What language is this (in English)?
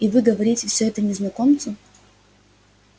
Russian